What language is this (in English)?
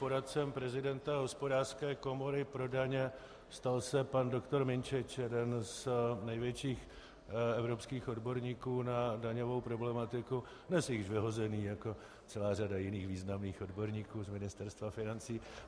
Czech